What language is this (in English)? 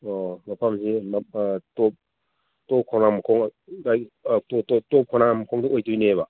Manipuri